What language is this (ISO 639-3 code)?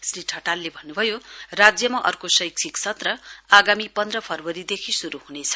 nep